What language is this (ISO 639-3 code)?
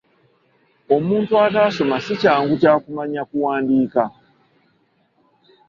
lug